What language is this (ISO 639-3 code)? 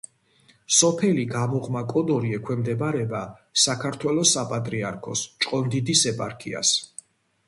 kat